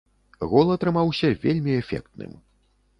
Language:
Belarusian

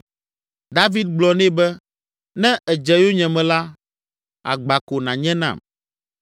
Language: Ewe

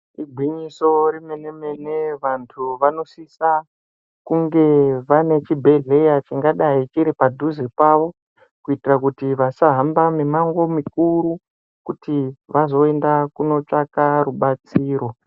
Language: Ndau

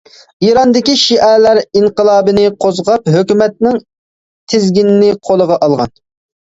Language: Uyghur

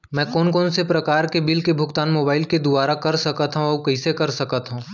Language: Chhattisgarhi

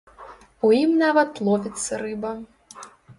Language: Belarusian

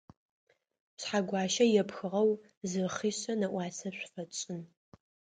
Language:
Adyghe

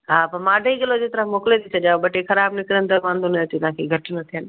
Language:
Sindhi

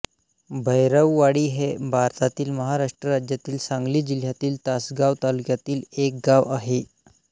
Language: Marathi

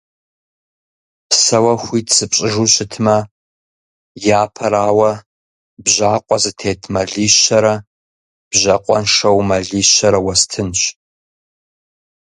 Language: Kabardian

